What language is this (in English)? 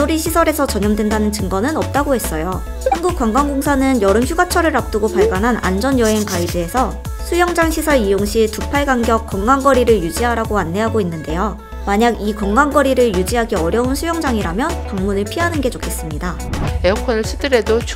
Korean